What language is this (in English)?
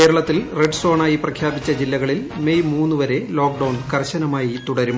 Malayalam